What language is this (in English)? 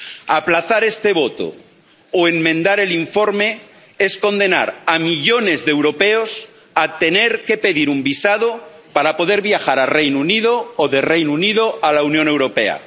Spanish